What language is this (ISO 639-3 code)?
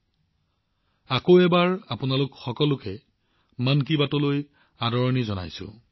asm